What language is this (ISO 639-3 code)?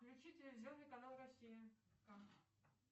rus